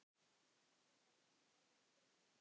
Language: Icelandic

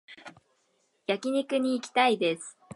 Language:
Japanese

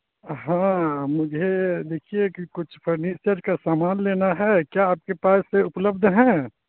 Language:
Urdu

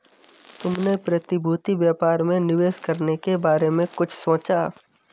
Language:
Hindi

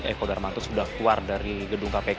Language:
Indonesian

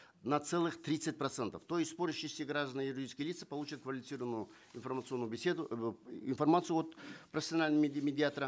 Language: Kazakh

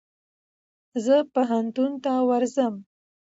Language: Pashto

